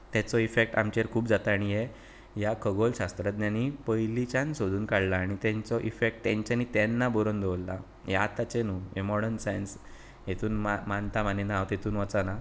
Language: Konkani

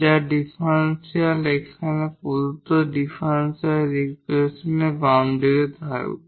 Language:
Bangla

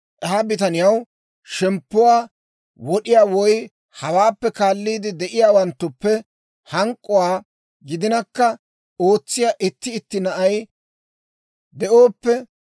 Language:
Dawro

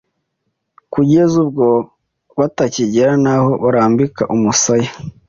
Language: Kinyarwanda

